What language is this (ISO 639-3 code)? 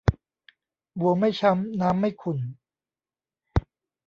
tha